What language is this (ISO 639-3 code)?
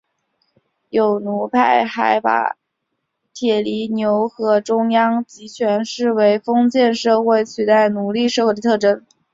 zho